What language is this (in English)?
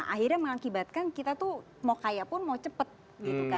Indonesian